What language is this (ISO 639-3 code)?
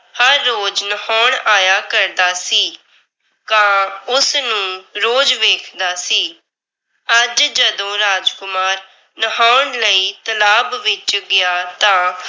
pan